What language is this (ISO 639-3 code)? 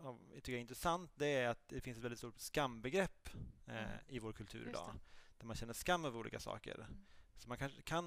swe